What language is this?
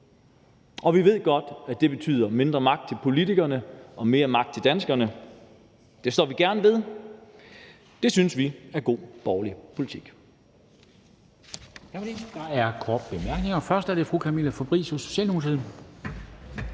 Danish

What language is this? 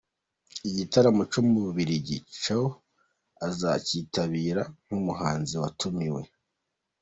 Kinyarwanda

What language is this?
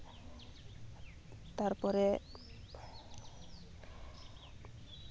Santali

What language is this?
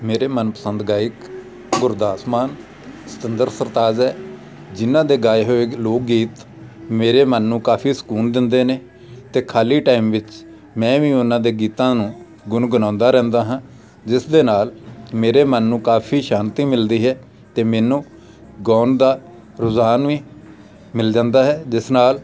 Punjabi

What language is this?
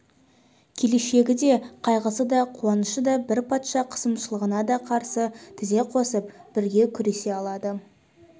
Kazakh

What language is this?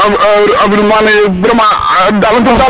Serer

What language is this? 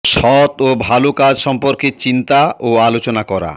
Bangla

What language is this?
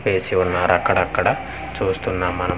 Telugu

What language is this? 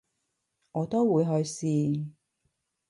Cantonese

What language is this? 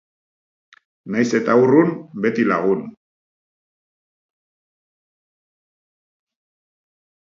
Basque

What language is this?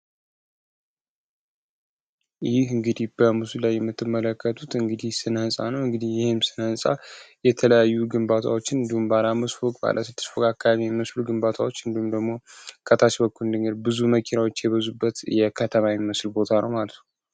Amharic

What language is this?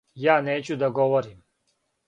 Serbian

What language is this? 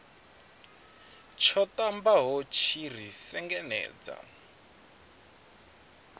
Venda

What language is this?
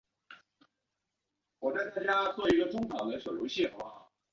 Chinese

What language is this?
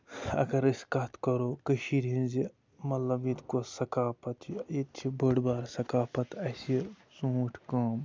Kashmiri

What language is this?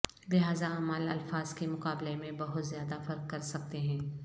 Urdu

